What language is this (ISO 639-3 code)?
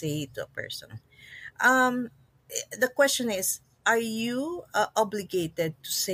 fil